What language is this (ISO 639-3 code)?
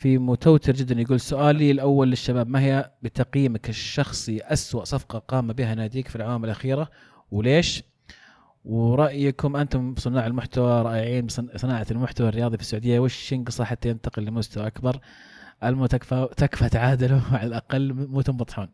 ara